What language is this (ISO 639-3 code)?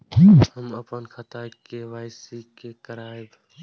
mai